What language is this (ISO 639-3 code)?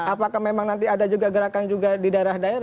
ind